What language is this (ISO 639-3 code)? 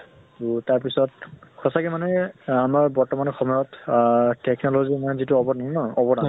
asm